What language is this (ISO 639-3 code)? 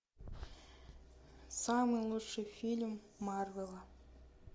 rus